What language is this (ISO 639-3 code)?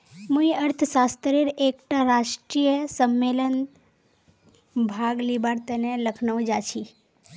mag